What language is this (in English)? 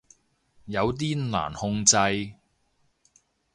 Cantonese